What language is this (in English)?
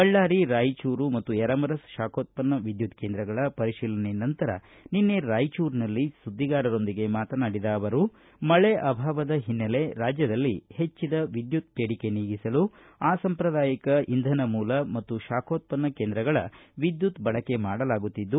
Kannada